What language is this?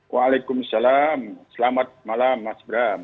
Indonesian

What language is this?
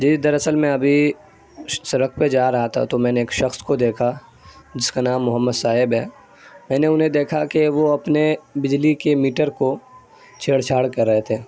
Urdu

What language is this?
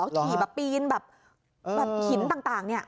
Thai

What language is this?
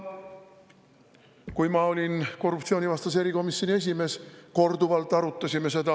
Estonian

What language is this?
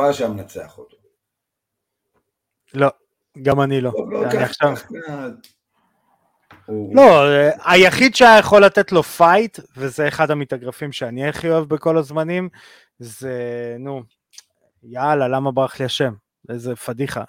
Hebrew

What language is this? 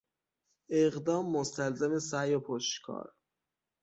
Persian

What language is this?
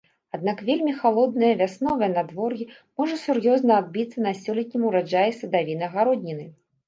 Belarusian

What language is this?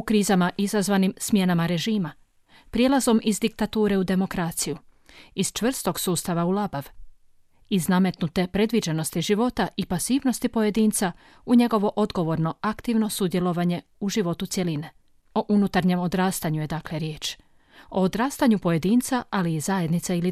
Croatian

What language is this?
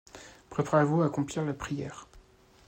French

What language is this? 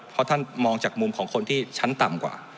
Thai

